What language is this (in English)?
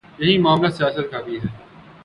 Urdu